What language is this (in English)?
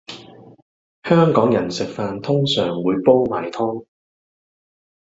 Cantonese